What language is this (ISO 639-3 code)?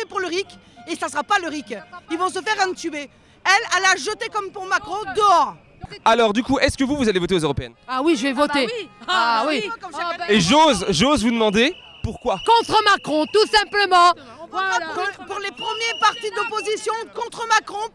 fra